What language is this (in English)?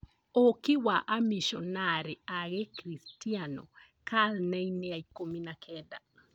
Kikuyu